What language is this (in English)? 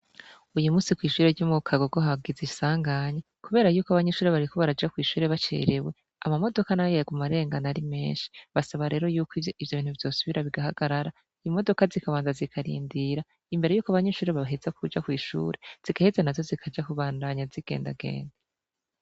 Rundi